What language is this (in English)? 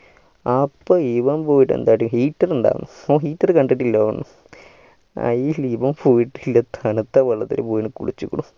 Malayalam